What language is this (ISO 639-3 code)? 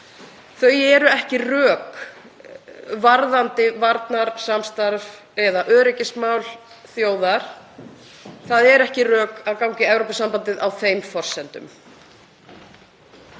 isl